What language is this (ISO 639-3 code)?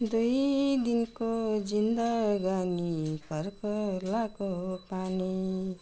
nep